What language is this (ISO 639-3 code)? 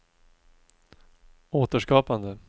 swe